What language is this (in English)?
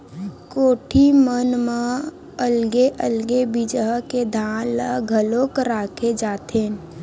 Chhattisgarhi